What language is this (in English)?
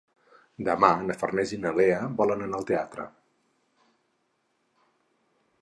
Catalan